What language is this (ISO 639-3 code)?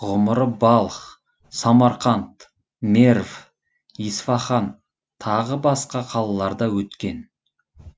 kaz